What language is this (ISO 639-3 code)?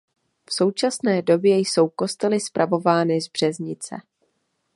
ces